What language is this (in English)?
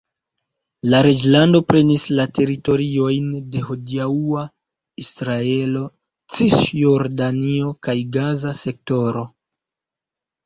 Esperanto